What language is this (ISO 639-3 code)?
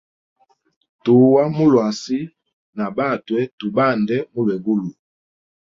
hem